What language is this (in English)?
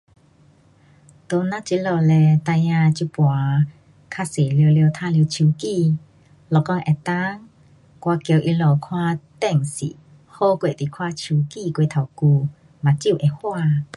Pu-Xian Chinese